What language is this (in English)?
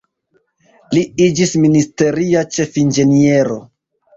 Esperanto